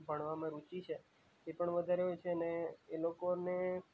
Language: Gujarati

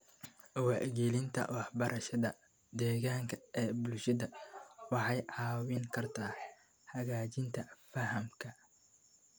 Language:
Somali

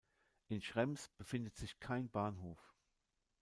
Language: German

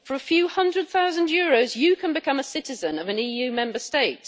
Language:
English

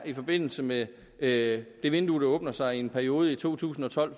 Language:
Danish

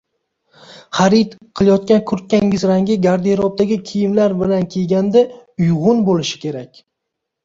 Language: Uzbek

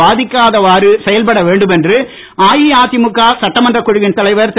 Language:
Tamil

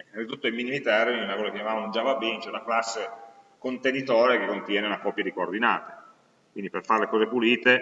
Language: Italian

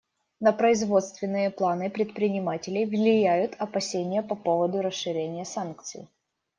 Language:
Russian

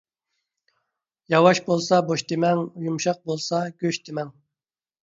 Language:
Uyghur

